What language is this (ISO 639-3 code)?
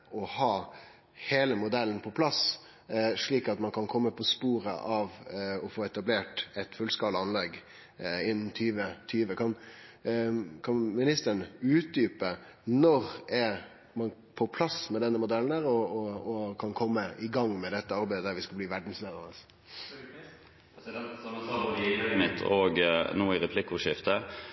nor